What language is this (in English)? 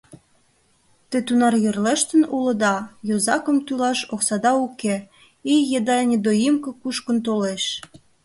Mari